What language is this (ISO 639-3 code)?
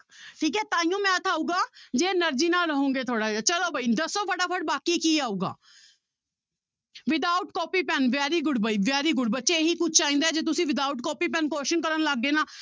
pan